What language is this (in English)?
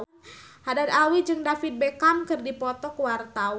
Sundanese